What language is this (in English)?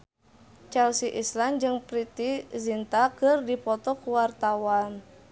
Sundanese